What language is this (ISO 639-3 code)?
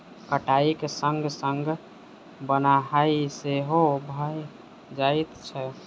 mai